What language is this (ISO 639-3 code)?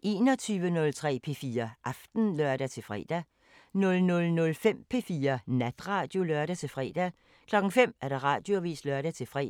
dan